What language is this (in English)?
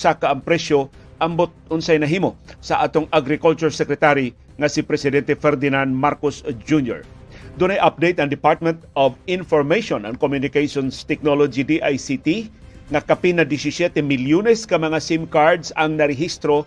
Filipino